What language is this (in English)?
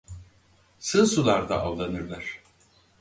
Turkish